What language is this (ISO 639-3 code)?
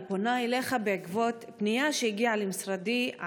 heb